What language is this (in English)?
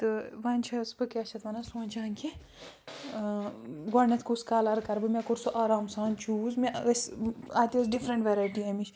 Kashmiri